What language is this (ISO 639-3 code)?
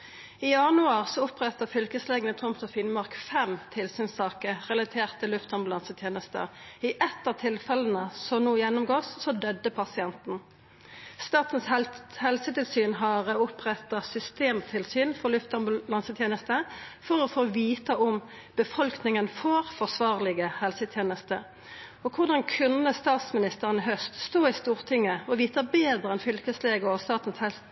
nor